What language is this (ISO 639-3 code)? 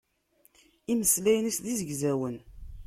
kab